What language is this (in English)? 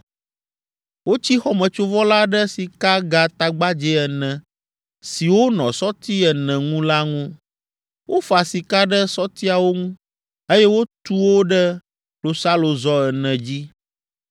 Ewe